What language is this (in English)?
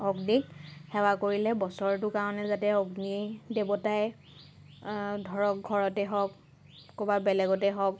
Assamese